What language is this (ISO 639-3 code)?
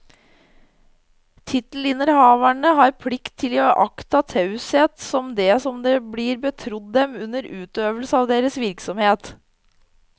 nor